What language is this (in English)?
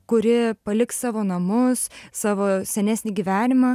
Lithuanian